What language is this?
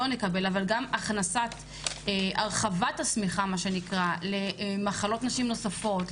Hebrew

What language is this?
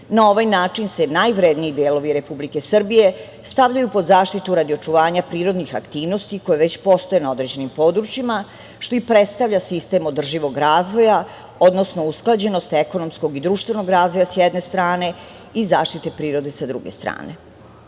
Serbian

